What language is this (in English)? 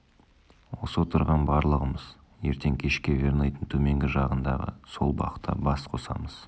Kazakh